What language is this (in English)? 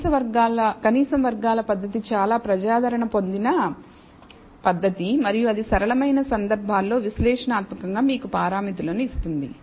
Telugu